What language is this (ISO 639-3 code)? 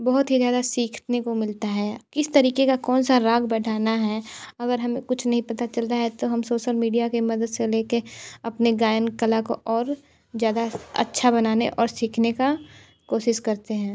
hin